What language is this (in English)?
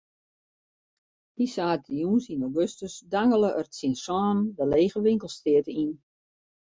Western Frisian